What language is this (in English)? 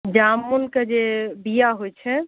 Maithili